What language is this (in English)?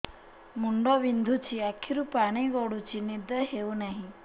Odia